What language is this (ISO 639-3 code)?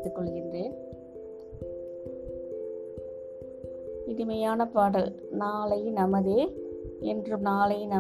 tam